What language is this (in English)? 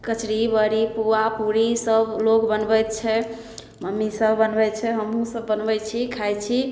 Maithili